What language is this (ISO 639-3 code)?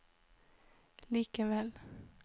nor